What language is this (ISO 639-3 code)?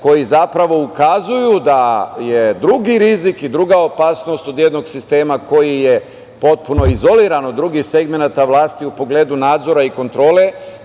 srp